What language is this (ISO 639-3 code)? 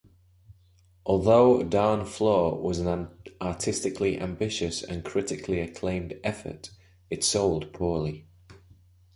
eng